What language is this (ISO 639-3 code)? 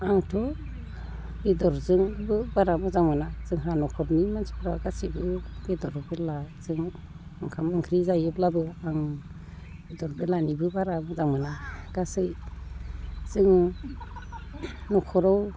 brx